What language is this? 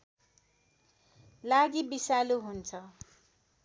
Nepali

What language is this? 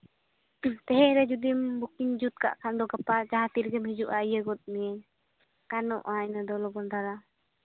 Santali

